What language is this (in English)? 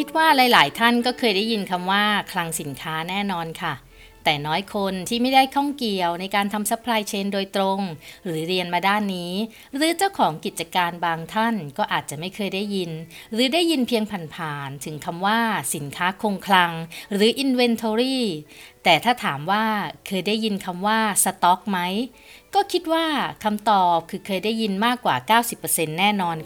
Thai